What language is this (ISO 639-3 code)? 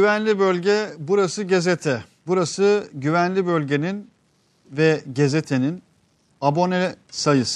tur